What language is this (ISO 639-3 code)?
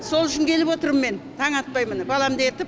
kaz